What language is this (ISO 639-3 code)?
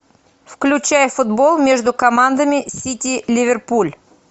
rus